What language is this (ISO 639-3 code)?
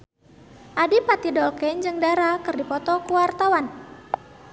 sun